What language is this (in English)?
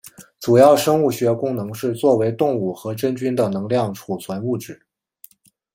Chinese